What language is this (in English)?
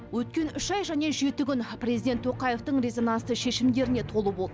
Kazakh